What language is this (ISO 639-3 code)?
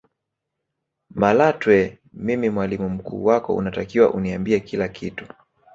swa